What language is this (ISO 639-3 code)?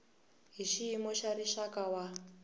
tso